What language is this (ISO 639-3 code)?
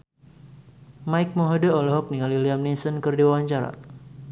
sun